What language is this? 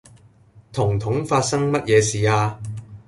Cantonese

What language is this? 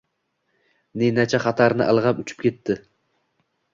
Uzbek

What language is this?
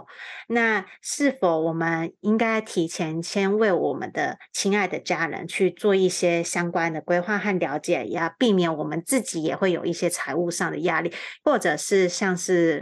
Chinese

